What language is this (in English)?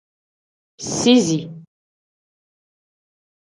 Tem